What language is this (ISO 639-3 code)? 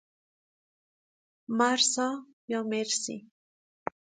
fas